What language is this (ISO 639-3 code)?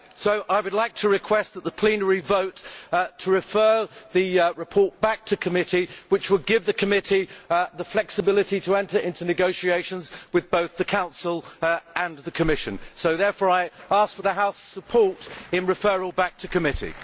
eng